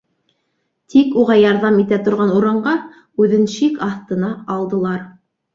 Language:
Bashkir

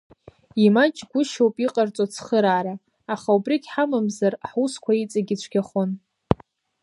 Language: Abkhazian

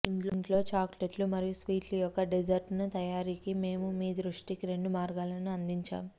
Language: Telugu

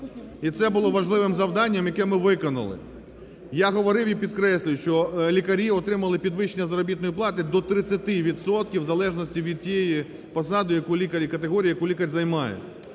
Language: Ukrainian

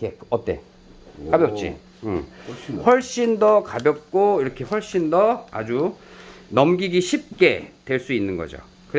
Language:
Korean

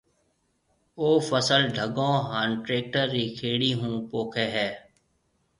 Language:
Marwari (Pakistan)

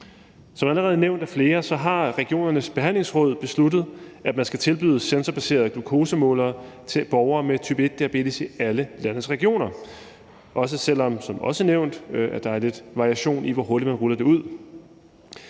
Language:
Danish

